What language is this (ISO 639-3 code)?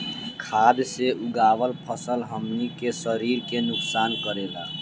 bho